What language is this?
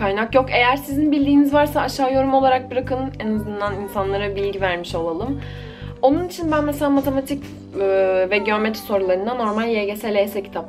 Turkish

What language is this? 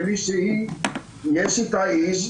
Hebrew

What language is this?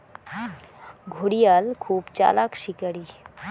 Bangla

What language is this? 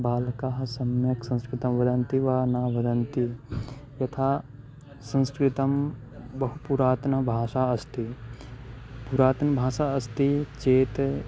Sanskrit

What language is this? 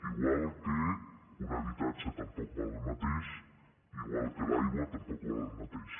Catalan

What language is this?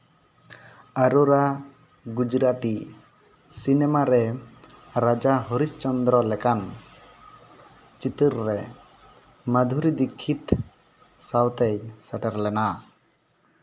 Santali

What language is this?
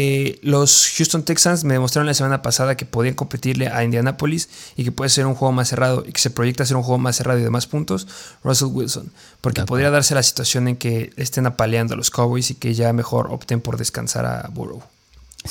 Spanish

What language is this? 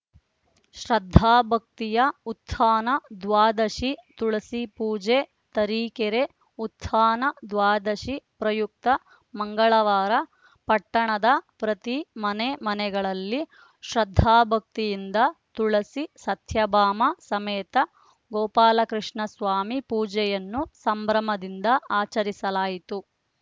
Kannada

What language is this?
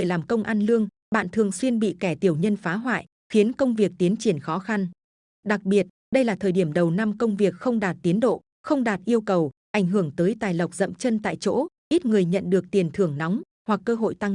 Vietnamese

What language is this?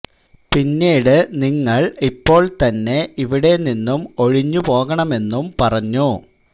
Malayalam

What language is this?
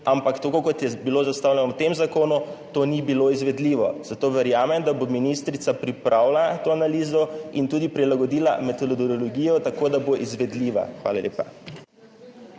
Slovenian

